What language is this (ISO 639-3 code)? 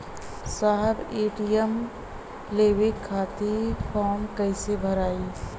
bho